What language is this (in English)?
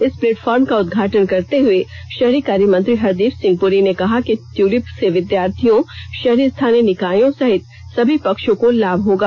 Hindi